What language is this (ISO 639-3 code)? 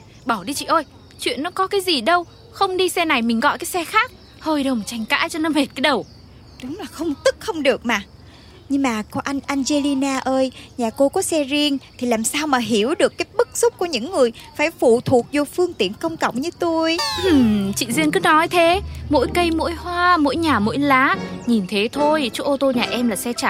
vie